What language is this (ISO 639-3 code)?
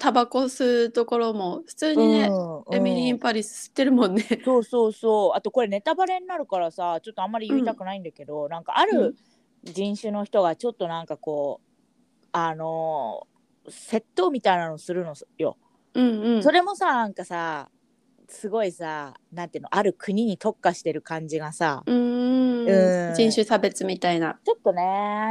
jpn